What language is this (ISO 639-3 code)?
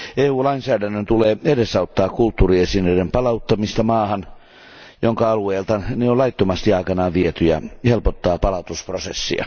fin